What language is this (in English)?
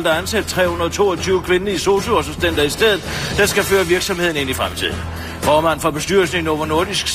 Danish